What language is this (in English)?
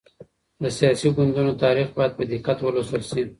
Pashto